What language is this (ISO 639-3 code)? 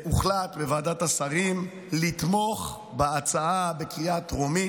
heb